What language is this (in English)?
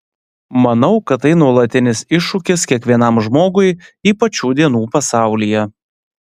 Lithuanian